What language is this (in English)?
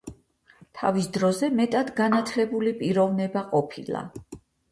Georgian